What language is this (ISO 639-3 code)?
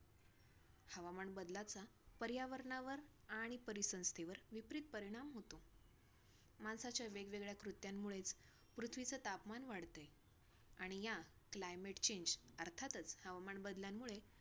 mar